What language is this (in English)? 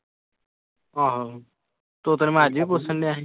Punjabi